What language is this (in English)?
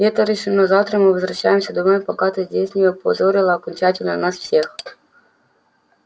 Russian